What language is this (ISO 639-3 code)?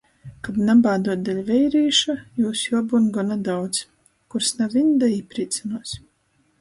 ltg